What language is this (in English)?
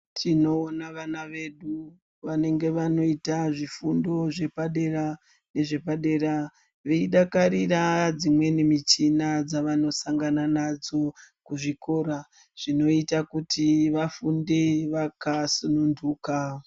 Ndau